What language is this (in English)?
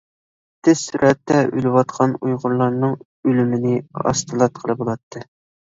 Uyghur